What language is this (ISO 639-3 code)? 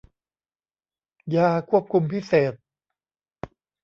tha